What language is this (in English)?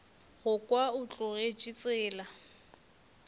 Northern Sotho